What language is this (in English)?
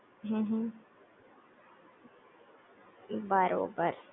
Gujarati